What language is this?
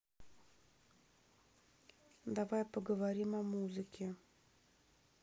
Russian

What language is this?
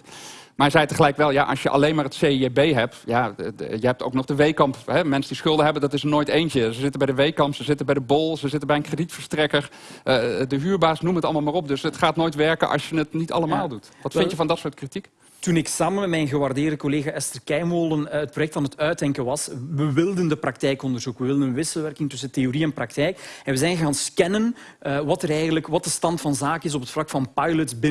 Dutch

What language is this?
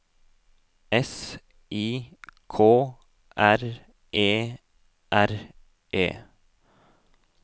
Norwegian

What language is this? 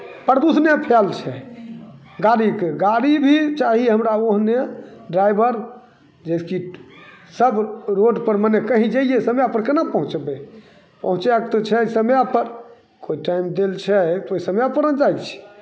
Maithili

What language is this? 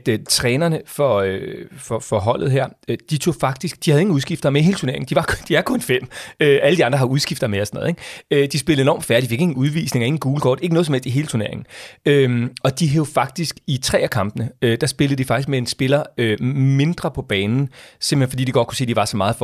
Danish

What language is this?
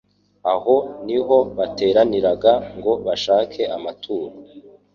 Kinyarwanda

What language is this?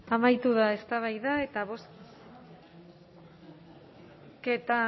Basque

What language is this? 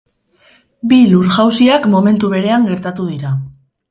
Basque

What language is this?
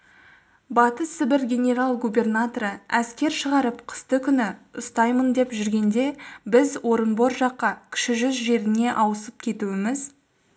Kazakh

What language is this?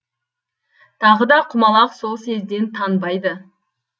Kazakh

